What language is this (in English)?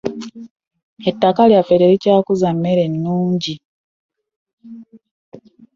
Ganda